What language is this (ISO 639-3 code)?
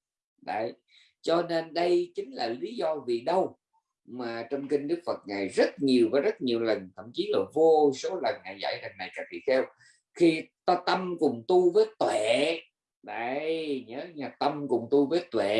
vie